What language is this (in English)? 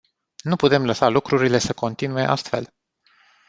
Romanian